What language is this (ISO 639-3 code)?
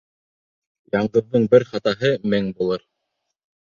bak